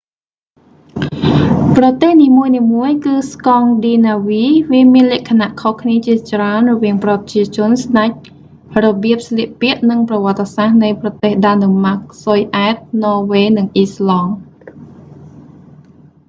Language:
Khmer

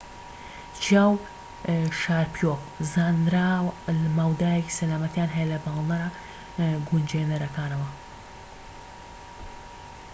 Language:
Central Kurdish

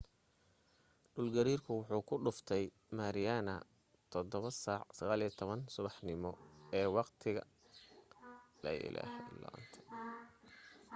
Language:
Somali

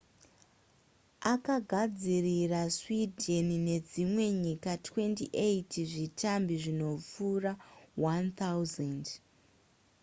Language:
Shona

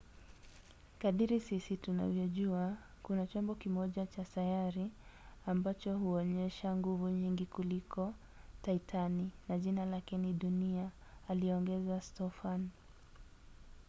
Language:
Swahili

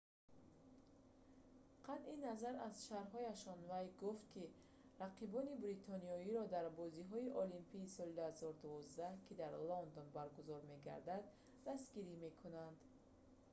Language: Tajik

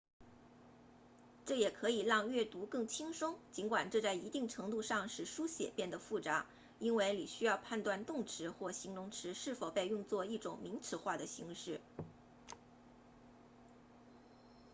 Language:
Chinese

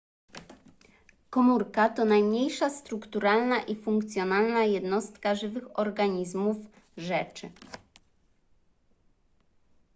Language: Polish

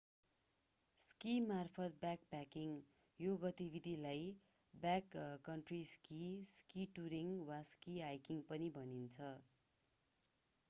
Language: Nepali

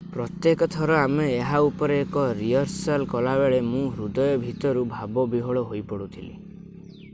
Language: Odia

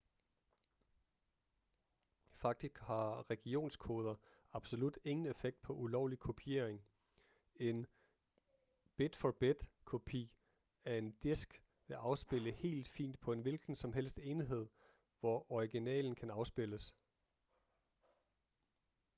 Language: Danish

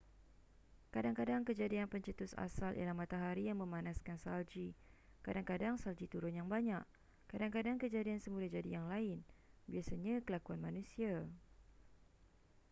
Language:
Malay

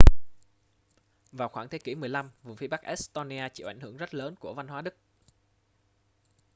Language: Vietnamese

